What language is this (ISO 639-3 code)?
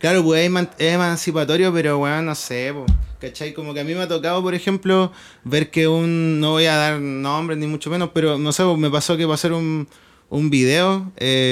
spa